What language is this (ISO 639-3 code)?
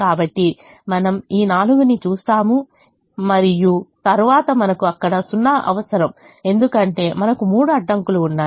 tel